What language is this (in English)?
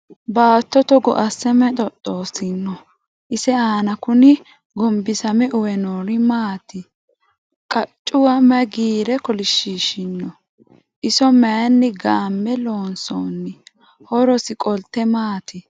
Sidamo